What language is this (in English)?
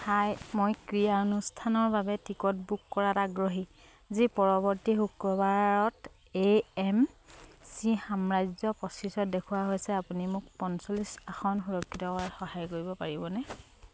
Assamese